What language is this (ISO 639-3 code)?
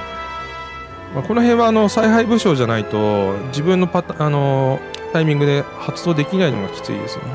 jpn